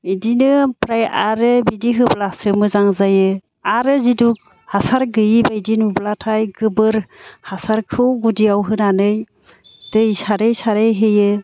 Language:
Bodo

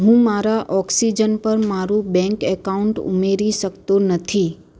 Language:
Gujarati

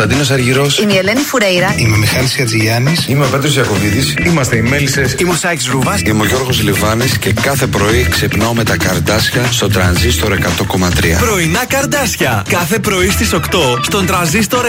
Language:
Greek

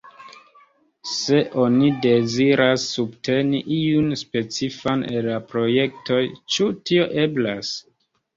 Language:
Esperanto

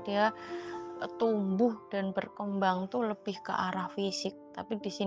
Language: Indonesian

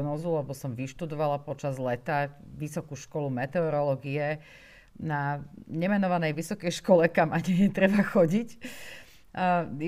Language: Slovak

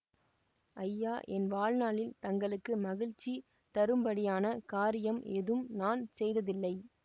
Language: Tamil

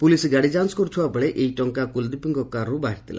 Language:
Odia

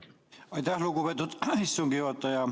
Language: Estonian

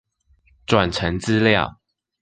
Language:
Chinese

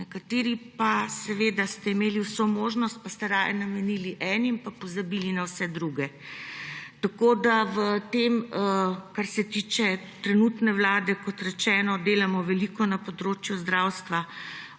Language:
Slovenian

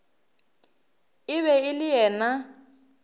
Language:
Northern Sotho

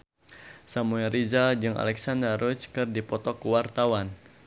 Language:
Sundanese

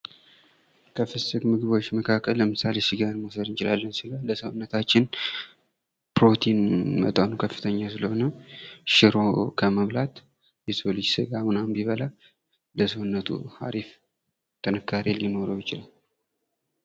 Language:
Amharic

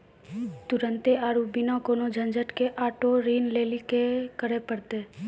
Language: Maithili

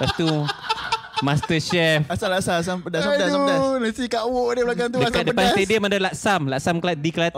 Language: Malay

